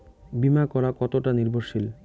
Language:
Bangla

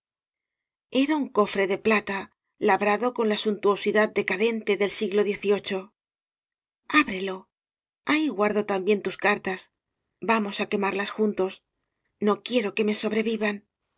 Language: Spanish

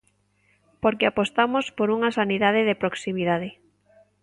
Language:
Galician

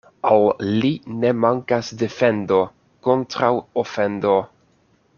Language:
Esperanto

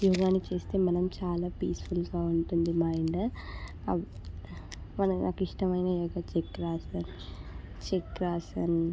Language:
Telugu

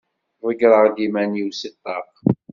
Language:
Kabyle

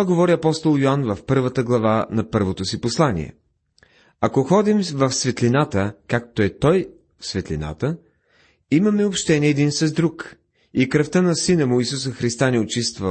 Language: Bulgarian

